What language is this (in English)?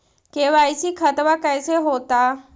Magahi